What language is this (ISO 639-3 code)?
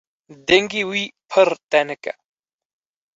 kur